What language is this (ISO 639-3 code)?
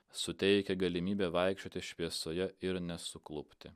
lit